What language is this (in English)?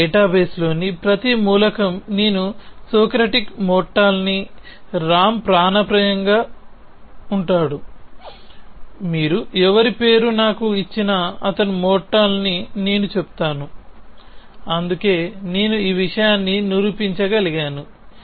Telugu